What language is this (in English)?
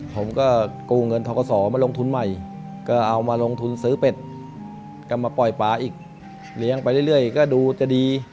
Thai